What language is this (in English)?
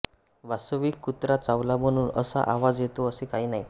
Marathi